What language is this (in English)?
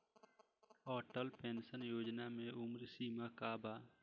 Bhojpuri